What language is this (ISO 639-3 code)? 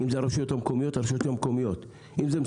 heb